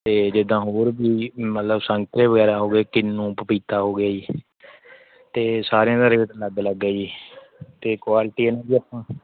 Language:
Punjabi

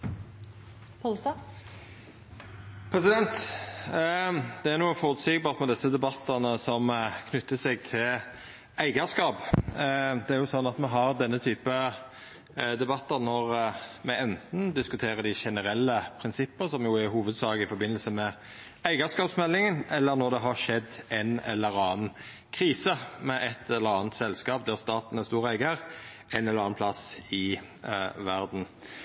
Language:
Norwegian Nynorsk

